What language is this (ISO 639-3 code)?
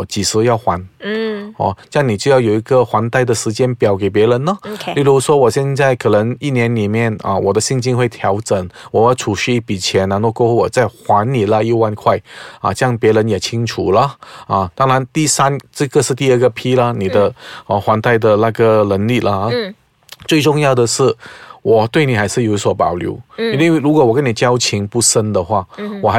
zho